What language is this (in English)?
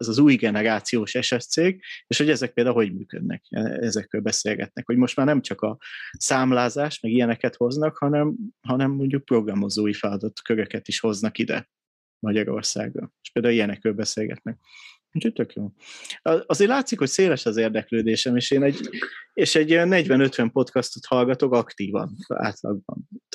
Hungarian